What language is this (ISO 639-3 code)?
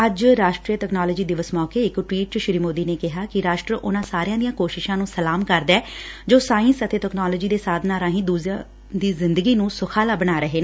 pan